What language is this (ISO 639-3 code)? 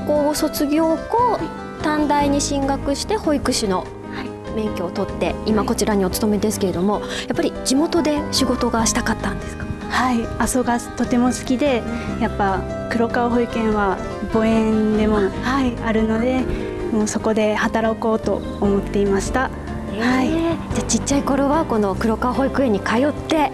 jpn